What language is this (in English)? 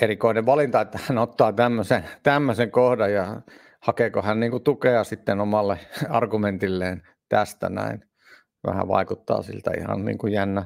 Finnish